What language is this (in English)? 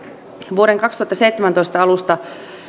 Finnish